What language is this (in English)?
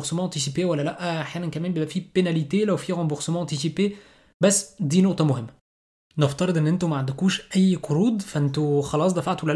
Arabic